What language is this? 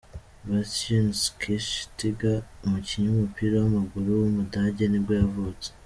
Kinyarwanda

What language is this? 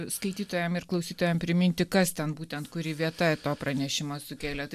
Lithuanian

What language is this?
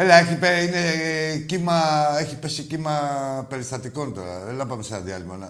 Greek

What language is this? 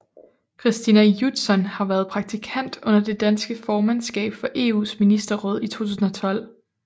Danish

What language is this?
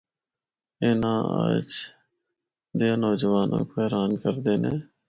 Northern Hindko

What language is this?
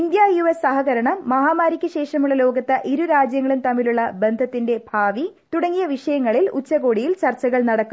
Malayalam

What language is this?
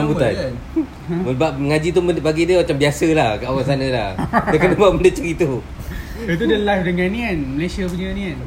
Malay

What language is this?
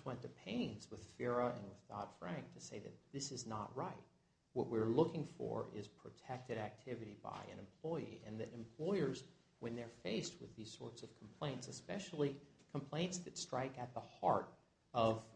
English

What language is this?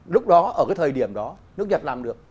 Vietnamese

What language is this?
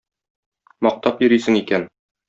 Tatar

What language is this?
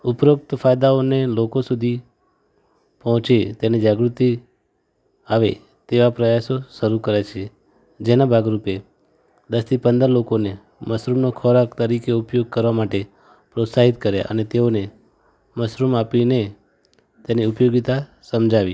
Gujarati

